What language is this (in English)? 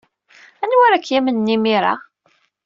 Kabyle